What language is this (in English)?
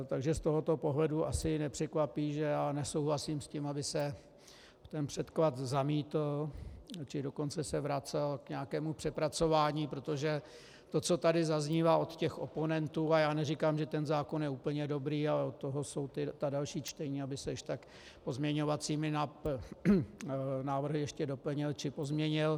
Czech